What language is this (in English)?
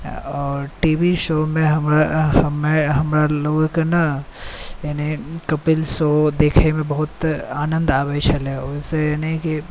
Maithili